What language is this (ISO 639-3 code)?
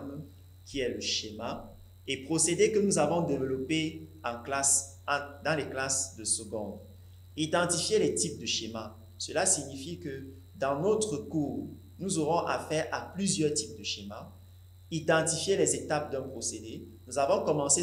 fra